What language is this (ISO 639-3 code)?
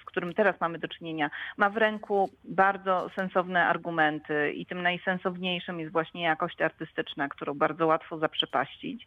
pol